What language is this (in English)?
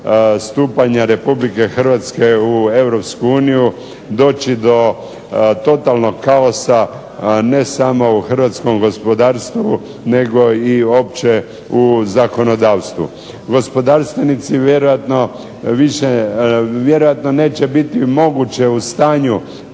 Croatian